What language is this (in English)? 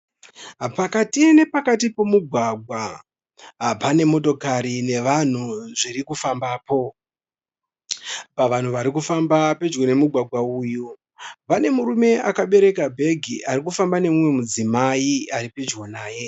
Shona